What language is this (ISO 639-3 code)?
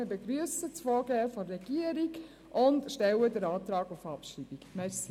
gsw